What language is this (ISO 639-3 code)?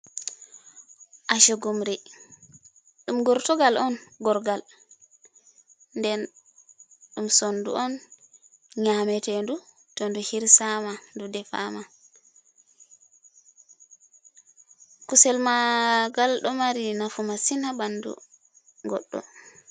ful